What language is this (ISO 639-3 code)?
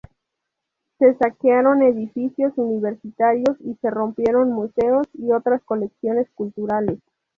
spa